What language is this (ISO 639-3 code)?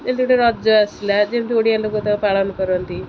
ori